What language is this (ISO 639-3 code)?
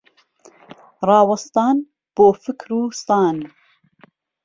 ckb